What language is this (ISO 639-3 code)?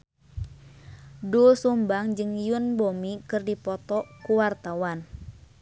sun